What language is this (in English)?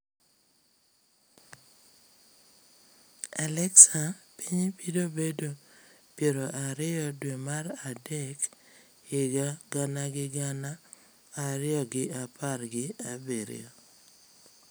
Luo (Kenya and Tanzania)